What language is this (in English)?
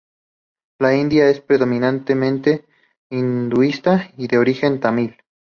Spanish